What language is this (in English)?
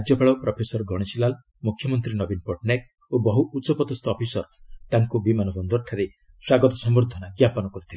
Odia